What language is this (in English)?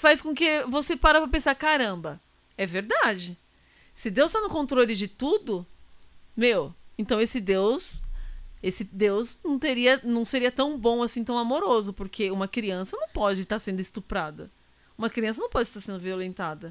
Portuguese